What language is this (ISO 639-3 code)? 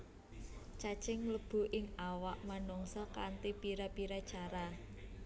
jav